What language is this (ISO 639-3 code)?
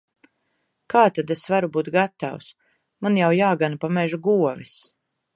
lav